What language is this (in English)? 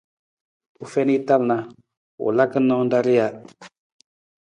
Nawdm